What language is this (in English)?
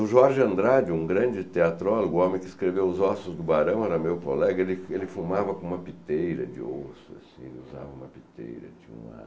Portuguese